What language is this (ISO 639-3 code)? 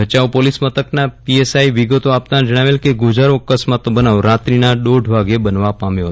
guj